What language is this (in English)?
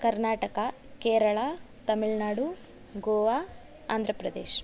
Sanskrit